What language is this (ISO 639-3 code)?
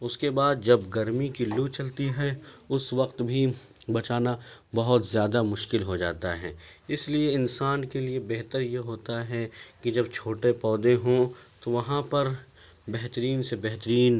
urd